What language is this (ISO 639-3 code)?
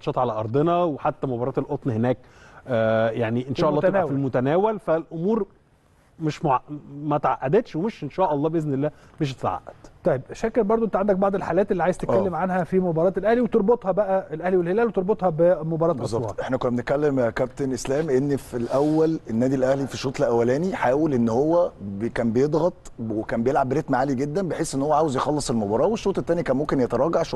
ara